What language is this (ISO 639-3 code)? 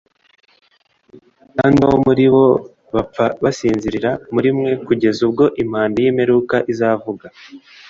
kin